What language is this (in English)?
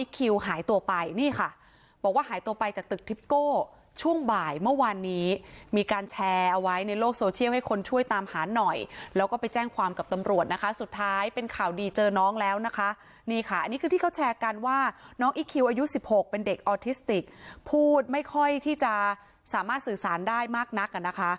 Thai